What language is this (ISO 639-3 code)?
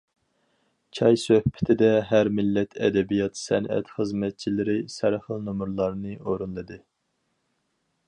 uig